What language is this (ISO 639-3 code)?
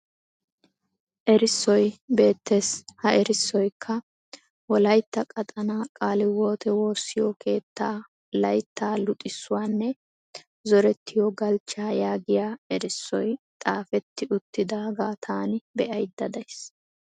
wal